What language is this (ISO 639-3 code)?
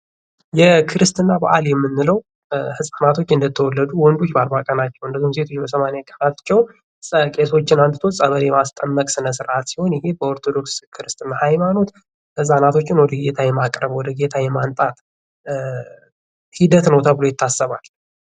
amh